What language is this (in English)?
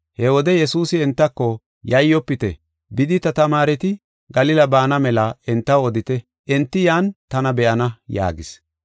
Gofa